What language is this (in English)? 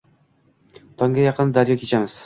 Uzbek